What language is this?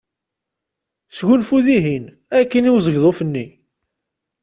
Kabyle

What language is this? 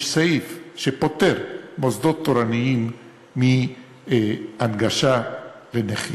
Hebrew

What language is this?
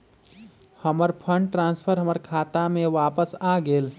Magahi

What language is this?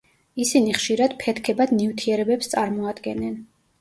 Georgian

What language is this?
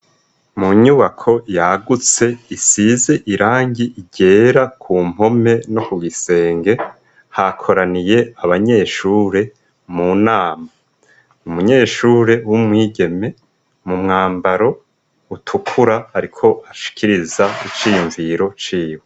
Rundi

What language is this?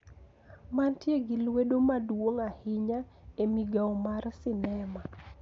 Luo (Kenya and Tanzania)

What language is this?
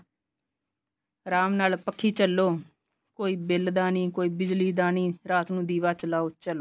Punjabi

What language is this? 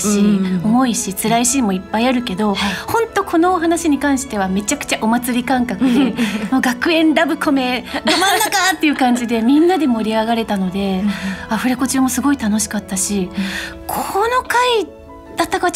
Japanese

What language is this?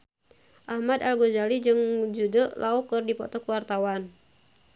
Sundanese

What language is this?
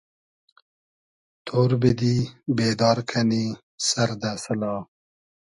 Hazaragi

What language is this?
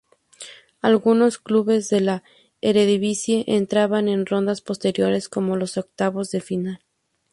Spanish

